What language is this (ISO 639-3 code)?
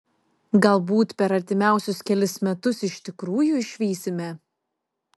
lit